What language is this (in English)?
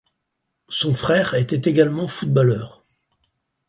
French